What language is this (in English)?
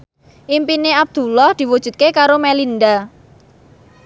Javanese